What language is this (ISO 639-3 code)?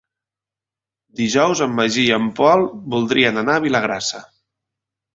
cat